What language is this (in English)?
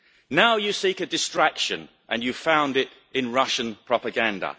English